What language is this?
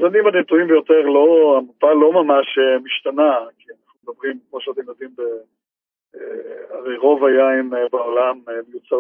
Hebrew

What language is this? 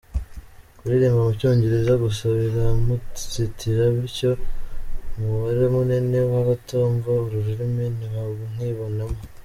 Kinyarwanda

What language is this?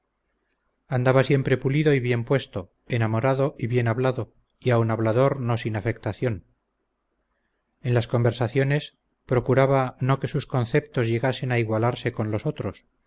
Spanish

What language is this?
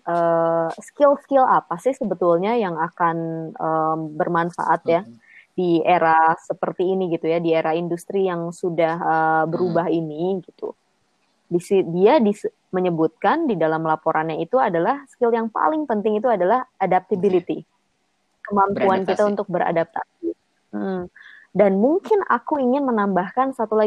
Indonesian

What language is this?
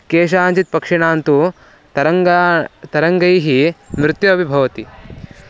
Sanskrit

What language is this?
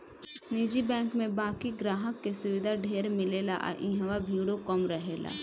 Bhojpuri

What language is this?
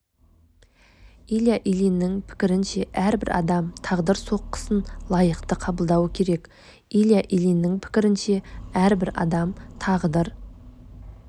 Kazakh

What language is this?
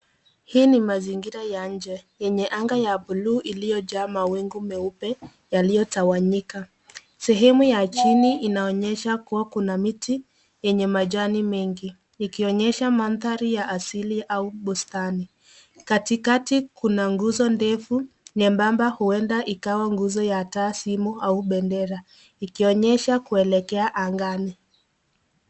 Swahili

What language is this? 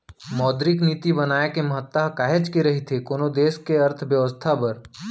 Chhattisgarhi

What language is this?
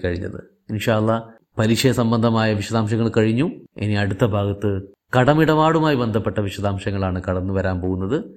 Malayalam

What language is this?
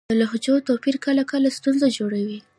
Pashto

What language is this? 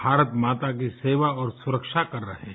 Hindi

